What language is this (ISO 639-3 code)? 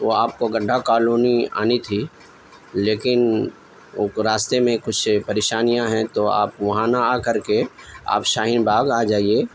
urd